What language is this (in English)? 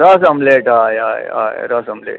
Konkani